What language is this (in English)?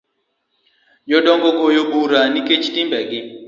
Luo (Kenya and Tanzania)